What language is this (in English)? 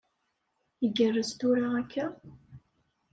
Kabyle